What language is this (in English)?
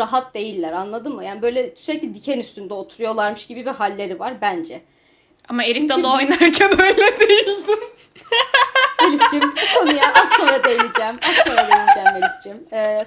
Turkish